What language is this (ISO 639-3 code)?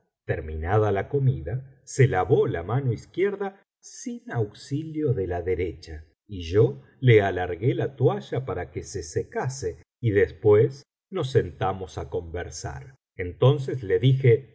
spa